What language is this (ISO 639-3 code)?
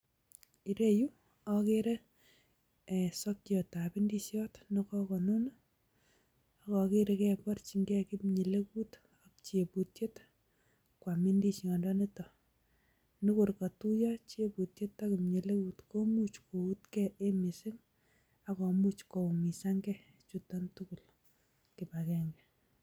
kln